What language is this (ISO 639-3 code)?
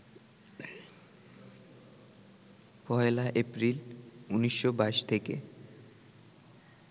ben